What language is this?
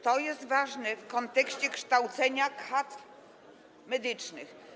Polish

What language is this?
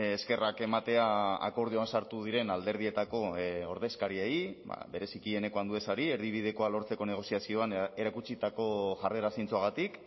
Basque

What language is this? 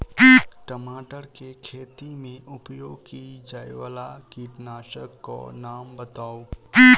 Maithili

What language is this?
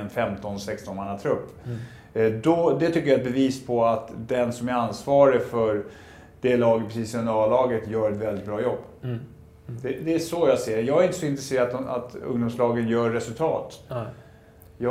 Swedish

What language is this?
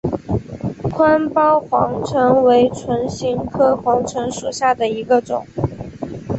Chinese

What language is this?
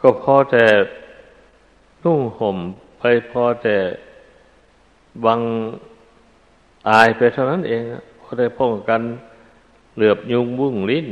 Thai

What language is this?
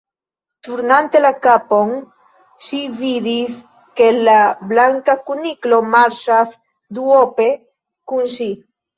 Esperanto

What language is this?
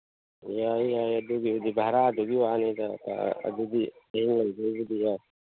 Manipuri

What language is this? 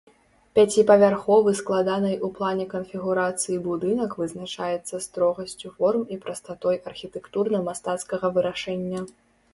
Belarusian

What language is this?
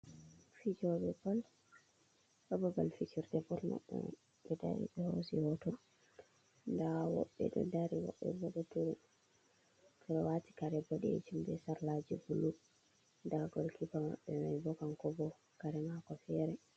Fula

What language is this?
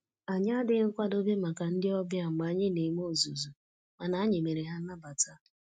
Igbo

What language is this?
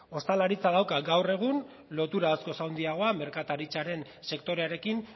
Basque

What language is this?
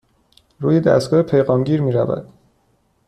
Persian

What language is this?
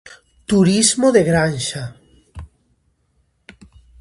Galician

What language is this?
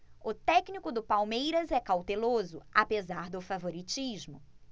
Portuguese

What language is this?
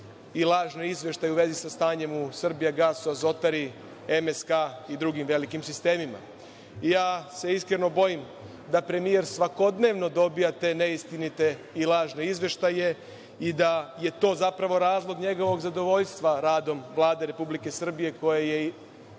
Serbian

